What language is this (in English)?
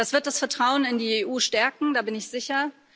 German